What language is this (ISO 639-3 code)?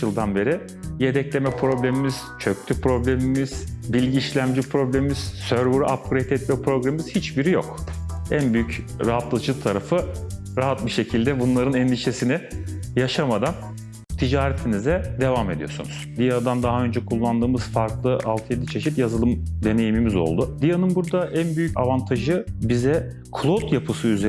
tur